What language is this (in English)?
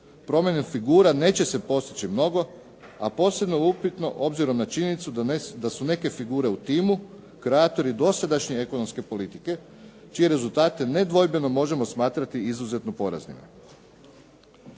Croatian